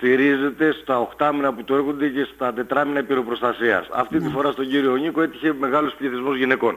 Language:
Greek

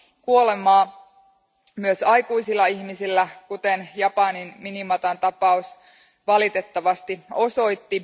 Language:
Finnish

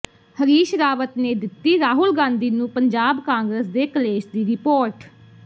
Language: Punjabi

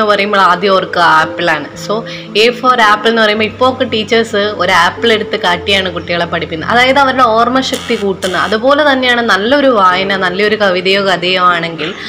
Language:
Malayalam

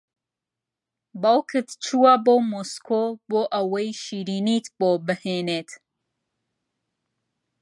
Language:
Central Kurdish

